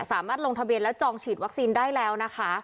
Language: Thai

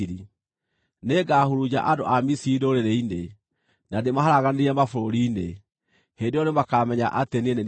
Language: Kikuyu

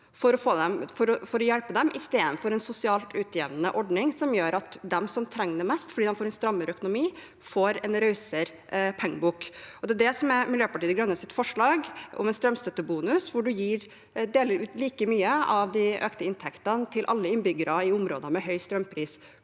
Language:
Norwegian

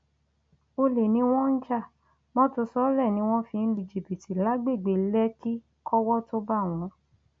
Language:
Yoruba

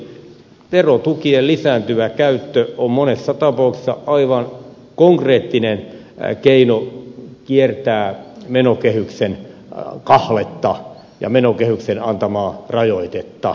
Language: Finnish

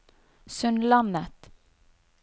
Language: Norwegian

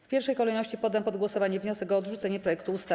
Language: Polish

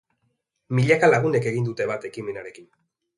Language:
Basque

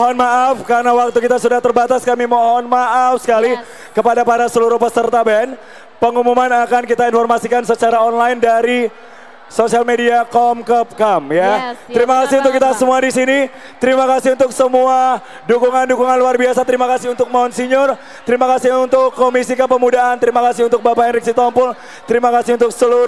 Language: Indonesian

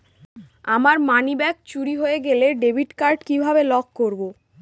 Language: Bangla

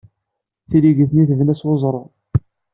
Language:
Kabyle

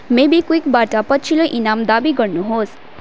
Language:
Nepali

